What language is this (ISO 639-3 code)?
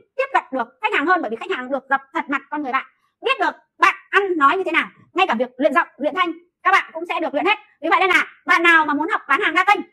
vie